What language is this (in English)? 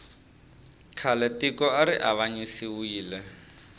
Tsonga